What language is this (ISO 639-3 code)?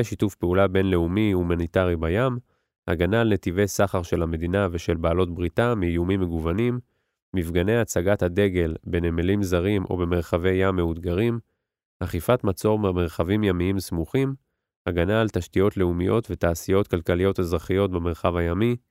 heb